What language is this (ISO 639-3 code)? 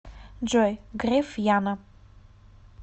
rus